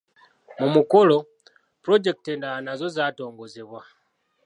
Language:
Ganda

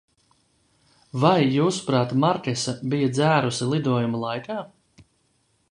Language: Latvian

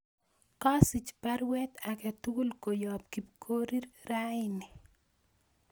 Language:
Kalenjin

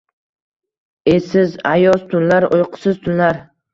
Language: Uzbek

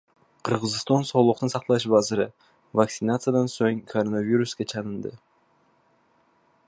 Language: Uzbek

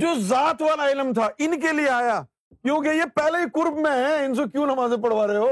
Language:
Urdu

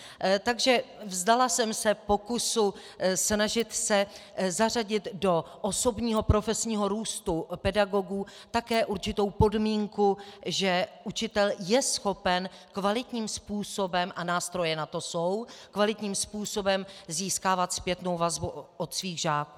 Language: Czech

